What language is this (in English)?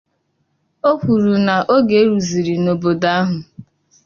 Igbo